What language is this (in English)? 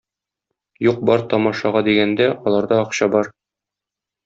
Tatar